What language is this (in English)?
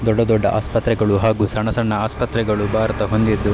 Kannada